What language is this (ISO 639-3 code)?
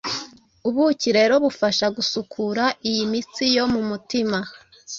kin